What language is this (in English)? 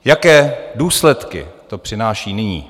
Czech